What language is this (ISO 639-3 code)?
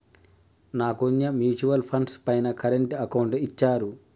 tel